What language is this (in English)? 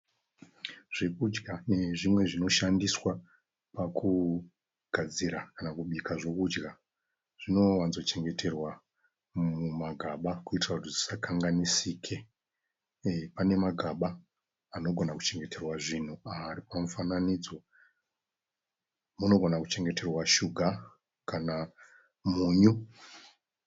Shona